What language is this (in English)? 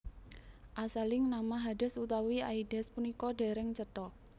Javanese